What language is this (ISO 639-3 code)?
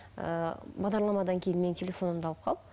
kaz